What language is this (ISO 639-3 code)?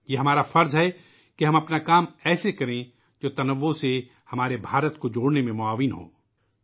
urd